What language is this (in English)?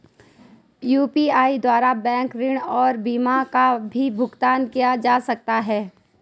Hindi